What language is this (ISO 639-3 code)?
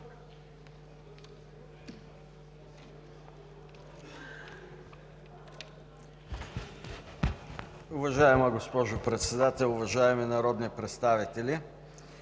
bul